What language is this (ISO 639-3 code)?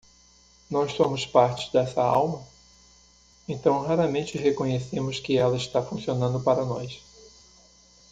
por